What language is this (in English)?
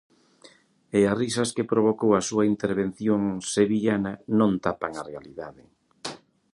Galician